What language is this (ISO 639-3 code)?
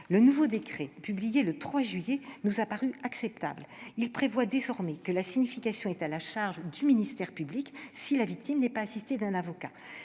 fra